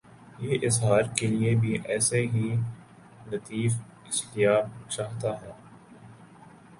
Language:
Urdu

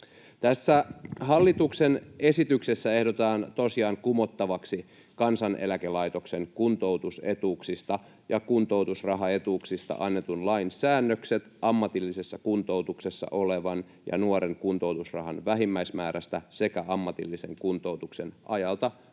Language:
Finnish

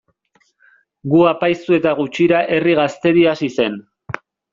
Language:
Basque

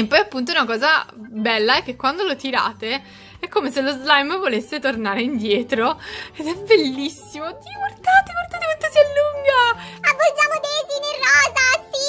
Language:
Italian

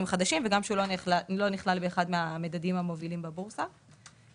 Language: Hebrew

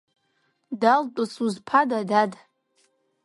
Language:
Abkhazian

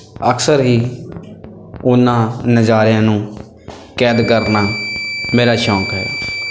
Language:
Punjabi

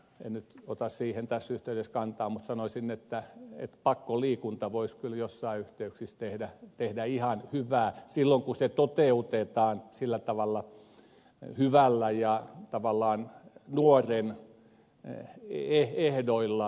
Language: Finnish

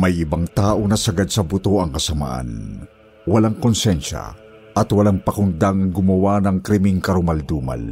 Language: Filipino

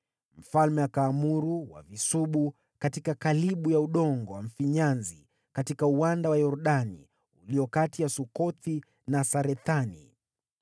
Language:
Swahili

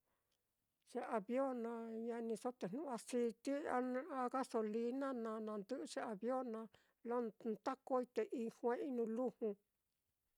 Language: Mitlatongo Mixtec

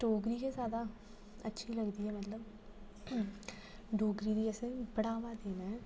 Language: Dogri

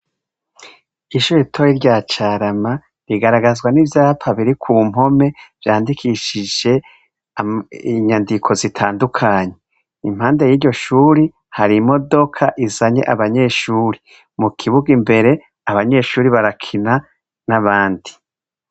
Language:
Rundi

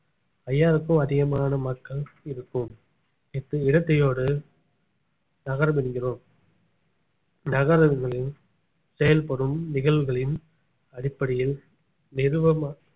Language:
Tamil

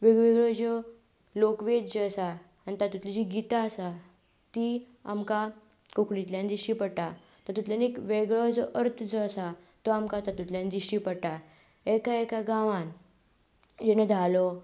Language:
Konkani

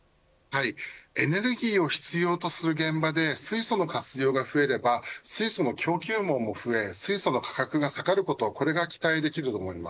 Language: Japanese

